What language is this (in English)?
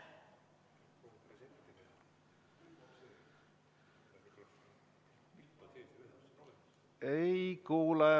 Estonian